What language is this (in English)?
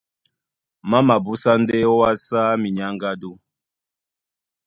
Duala